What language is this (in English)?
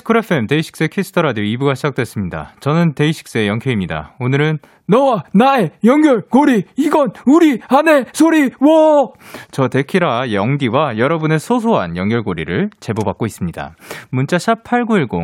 Korean